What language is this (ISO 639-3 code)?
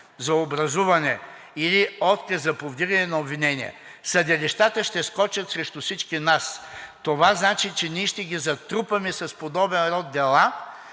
bul